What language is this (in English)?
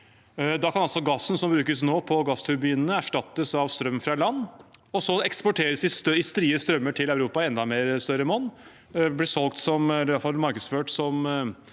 Norwegian